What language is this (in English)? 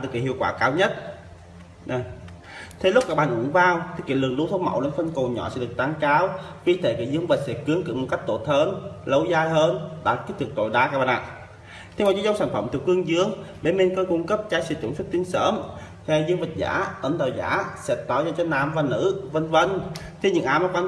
Vietnamese